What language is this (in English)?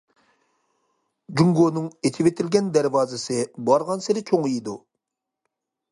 Uyghur